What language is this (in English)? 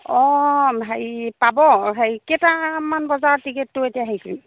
Assamese